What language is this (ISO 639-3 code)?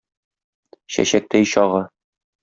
tat